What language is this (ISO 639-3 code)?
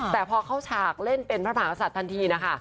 tha